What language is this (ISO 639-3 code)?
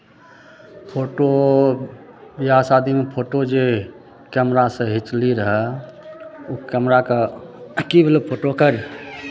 mai